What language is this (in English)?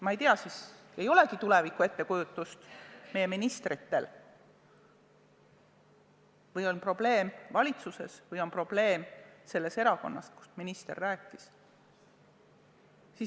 Estonian